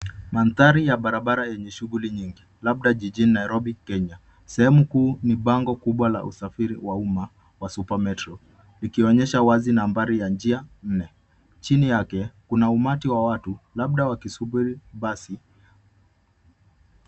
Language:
Swahili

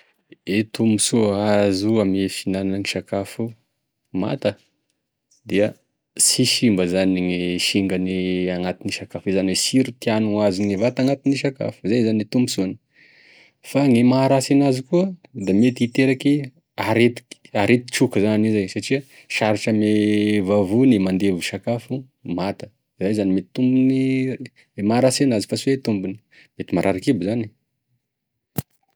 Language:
Tesaka Malagasy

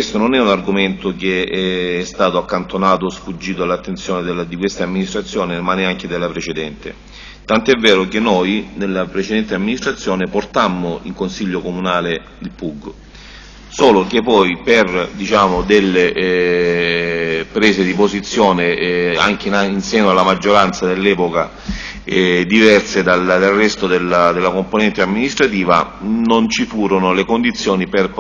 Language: Italian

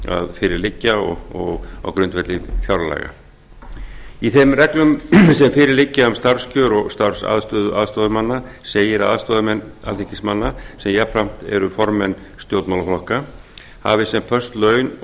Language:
Icelandic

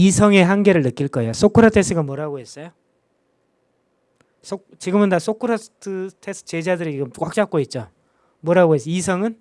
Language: Korean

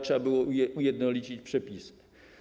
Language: Polish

